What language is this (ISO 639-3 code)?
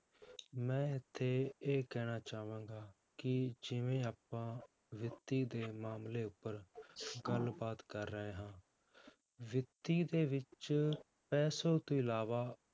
pan